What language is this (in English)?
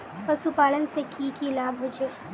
Magahi